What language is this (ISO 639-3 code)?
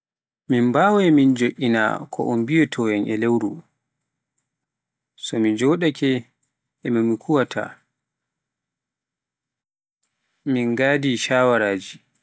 fuf